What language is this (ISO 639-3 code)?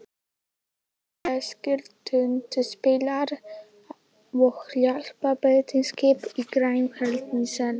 isl